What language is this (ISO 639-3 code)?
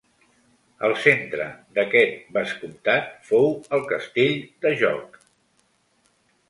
cat